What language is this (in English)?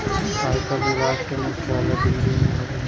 Bhojpuri